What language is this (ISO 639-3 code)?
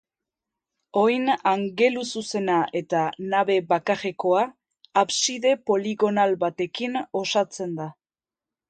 eus